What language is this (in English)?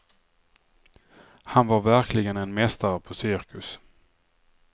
Swedish